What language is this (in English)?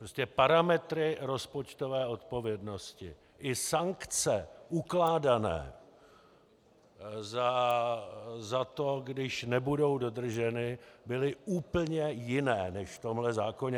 Czech